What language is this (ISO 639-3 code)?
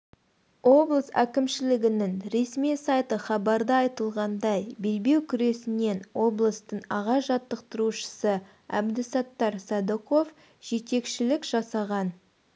kaz